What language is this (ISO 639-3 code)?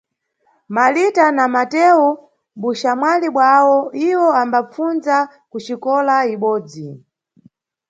nyu